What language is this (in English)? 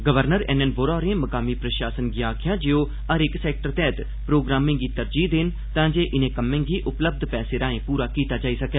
Dogri